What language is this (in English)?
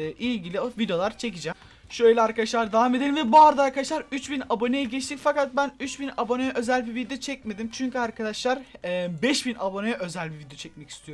Turkish